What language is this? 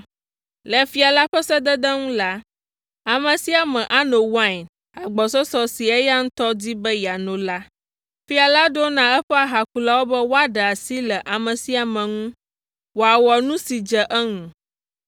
Ewe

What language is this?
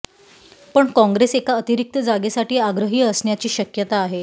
Marathi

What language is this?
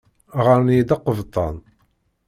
Kabyle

